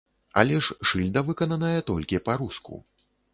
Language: Belarusian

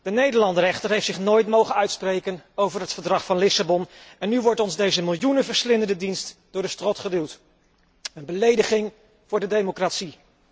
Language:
Dutch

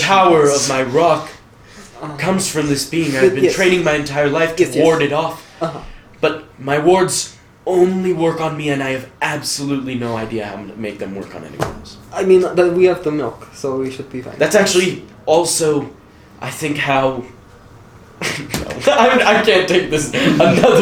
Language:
English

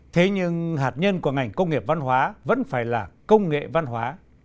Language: Vietnamese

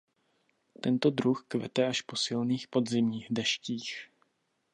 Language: Czech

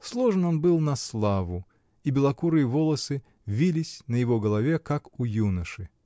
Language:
Russian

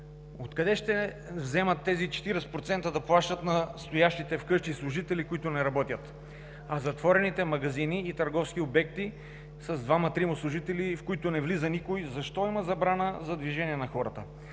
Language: Bulgarian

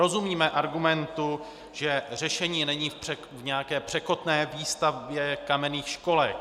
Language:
Czech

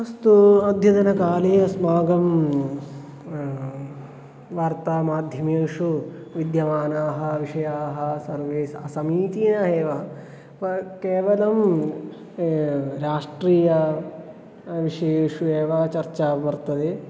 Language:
Sanskrit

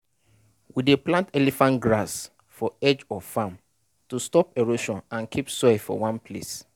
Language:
Nigerian Pidgin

